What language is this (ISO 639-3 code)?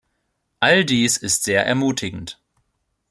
deu